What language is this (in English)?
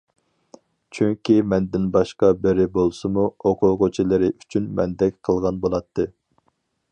Uyghur